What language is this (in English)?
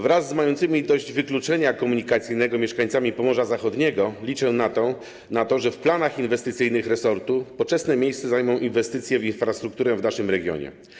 Polish